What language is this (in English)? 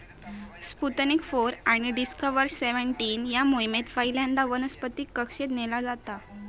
Marathi